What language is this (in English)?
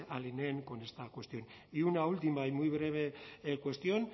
Spanish